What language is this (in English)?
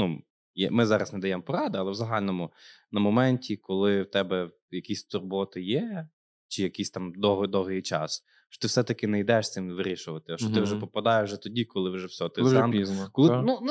Ukrainian